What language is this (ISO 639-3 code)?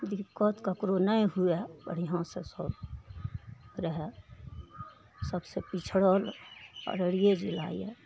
mai